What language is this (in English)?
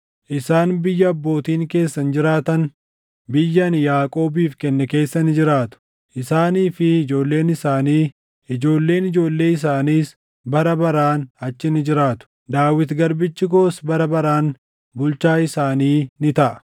Oromo